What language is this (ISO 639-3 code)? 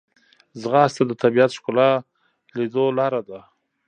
pus